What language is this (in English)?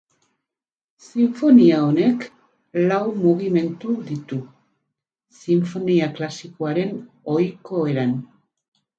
Basque